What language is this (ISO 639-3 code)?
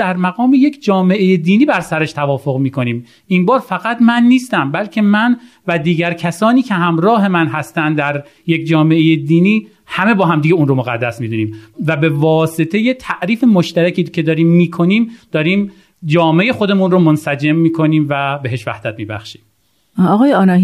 fas